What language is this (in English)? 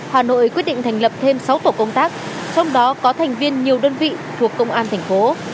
Vietnamese